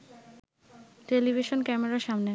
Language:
Bangla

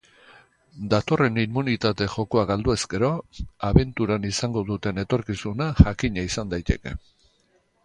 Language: Basque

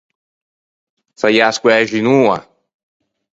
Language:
Ligurian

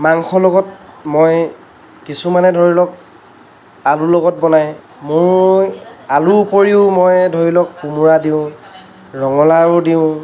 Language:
Assamese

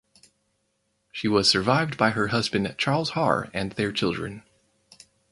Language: English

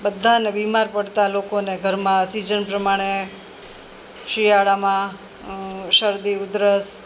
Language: Gujarati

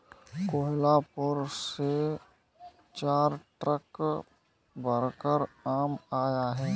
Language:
Hindi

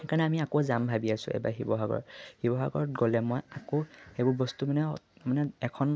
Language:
Assamese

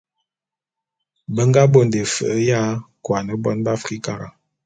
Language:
Bulu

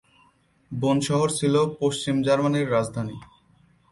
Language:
Bangla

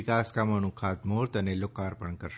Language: Gujarati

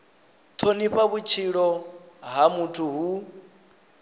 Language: Venda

